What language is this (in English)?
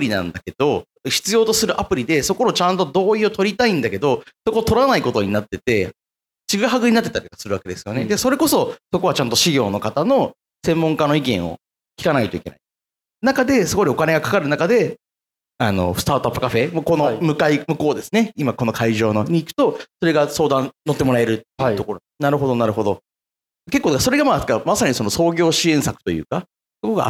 Japanese